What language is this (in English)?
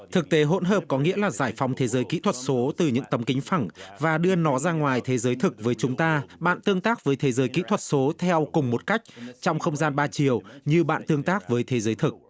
Vietnamese